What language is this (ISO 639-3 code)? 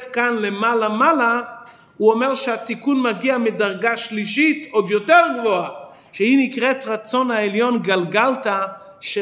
heb